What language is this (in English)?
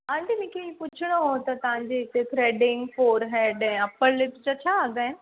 Sindhi